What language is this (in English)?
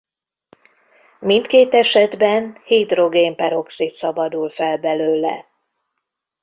Hungarian